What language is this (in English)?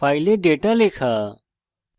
Bangla